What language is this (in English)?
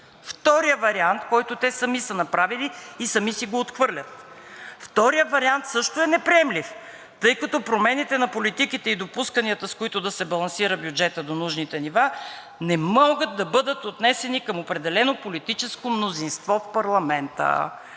Bulgarian